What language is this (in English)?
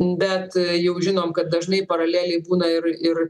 Lithuanian